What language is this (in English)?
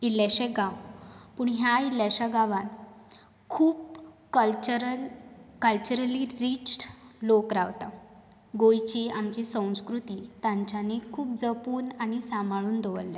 Konkani